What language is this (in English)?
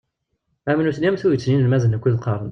Kabyle